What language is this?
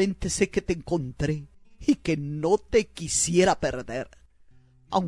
Spanish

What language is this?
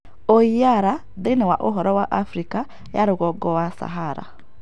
Kikuyu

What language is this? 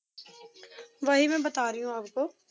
Punjabi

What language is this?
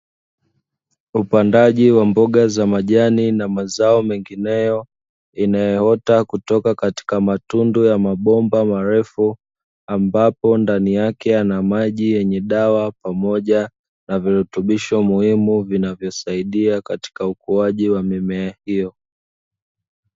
Swahili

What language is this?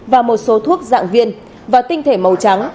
Vietnamese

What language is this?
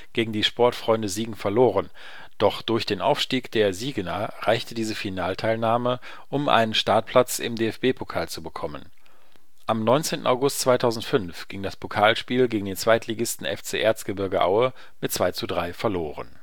German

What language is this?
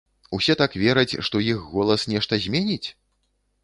Belarusian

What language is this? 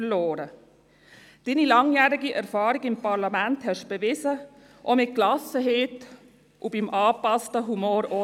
Swiss German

